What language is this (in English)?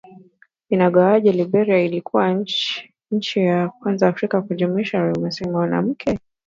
Swahili